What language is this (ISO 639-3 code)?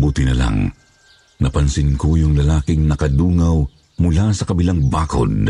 fil